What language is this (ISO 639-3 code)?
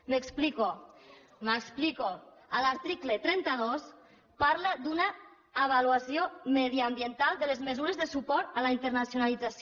cat